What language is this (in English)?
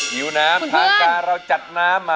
Thai